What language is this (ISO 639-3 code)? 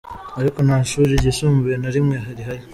kin